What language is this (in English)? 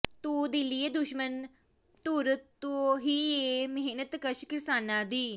Punjabi